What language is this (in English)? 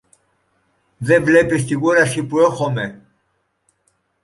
Greek